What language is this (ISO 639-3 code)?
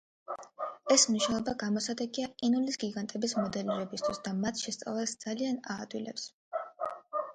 kat